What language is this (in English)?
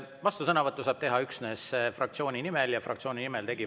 Estonian